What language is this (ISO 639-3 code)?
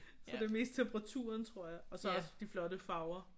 dan